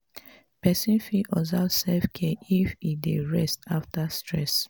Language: Nigerian Pidgin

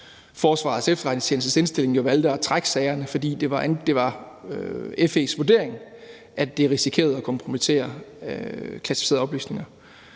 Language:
Danish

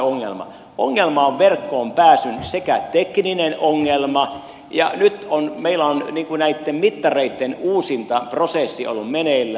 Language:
Finnish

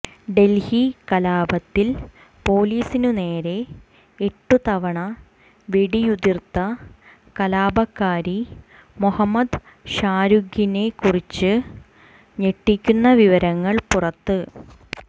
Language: Malayalam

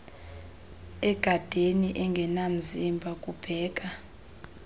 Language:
Xhosa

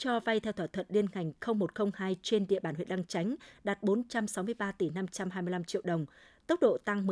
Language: Vietnamese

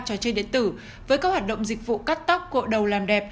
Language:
Vietnamese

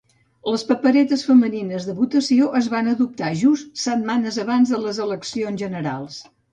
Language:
Catalan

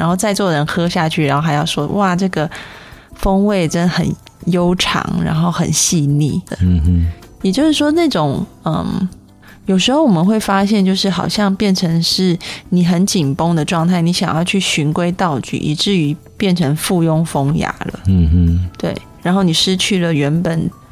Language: Chinese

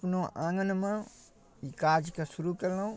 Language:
Maithili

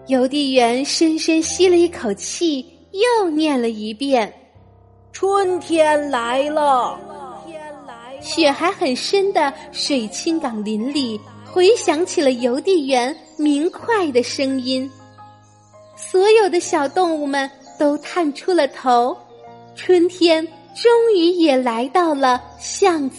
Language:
Chinese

